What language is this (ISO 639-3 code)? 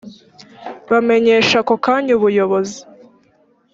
kin